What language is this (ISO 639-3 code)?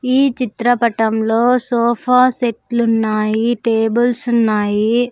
tel